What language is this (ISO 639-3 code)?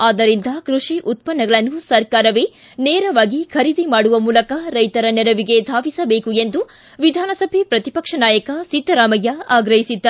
kan